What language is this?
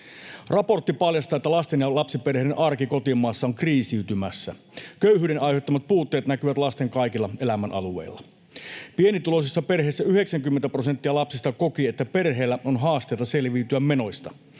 Finnish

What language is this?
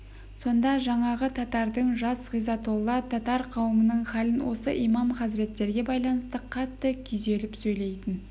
Kazakh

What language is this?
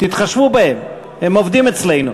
Hebrew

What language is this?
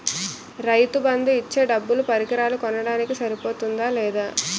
Telugu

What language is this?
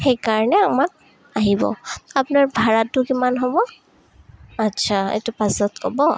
Assamese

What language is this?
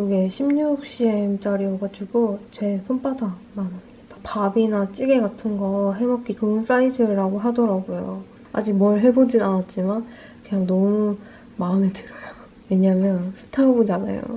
Korean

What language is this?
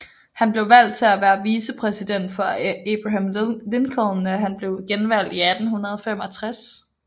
Danish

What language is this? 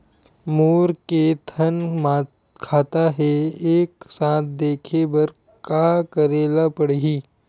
Chhattisgarhi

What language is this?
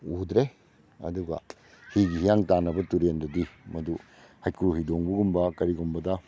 Manipuri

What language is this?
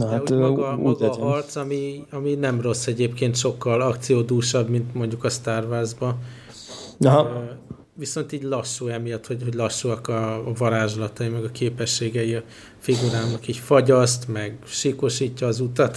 Hungarian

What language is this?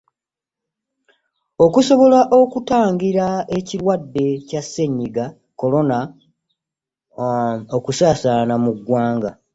Ganda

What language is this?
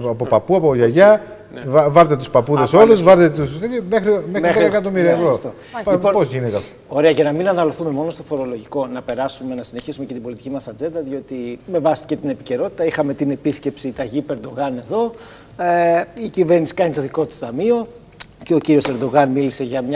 Greek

